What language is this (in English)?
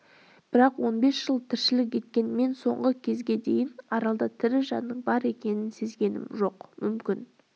Kazakh